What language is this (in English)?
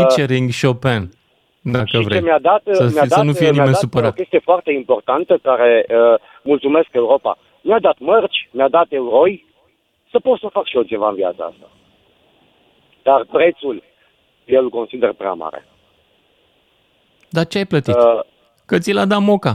Romanian